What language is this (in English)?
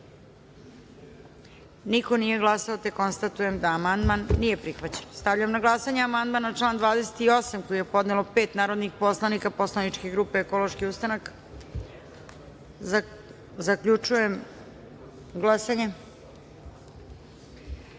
Serbian